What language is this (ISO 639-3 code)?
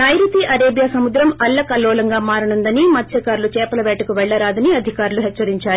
tel